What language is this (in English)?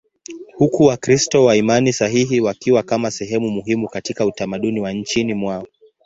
Swahili